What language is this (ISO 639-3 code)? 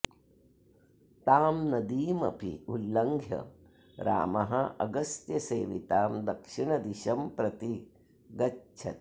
san